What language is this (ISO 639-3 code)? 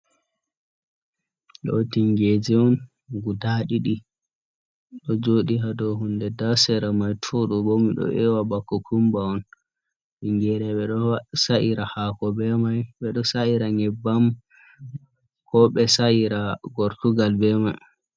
ful